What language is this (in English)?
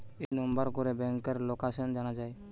Bangla